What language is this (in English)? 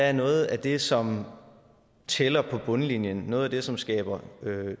Danish